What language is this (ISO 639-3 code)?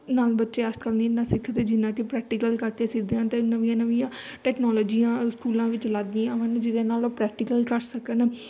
pan